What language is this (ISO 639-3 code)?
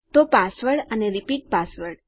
guj